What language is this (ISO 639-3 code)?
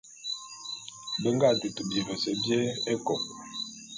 bum